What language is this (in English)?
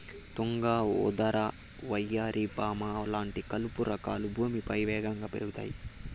Telugu